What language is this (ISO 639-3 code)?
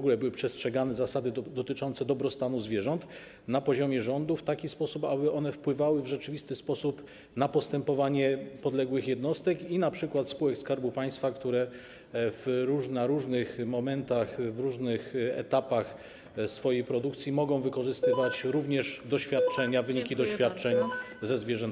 pol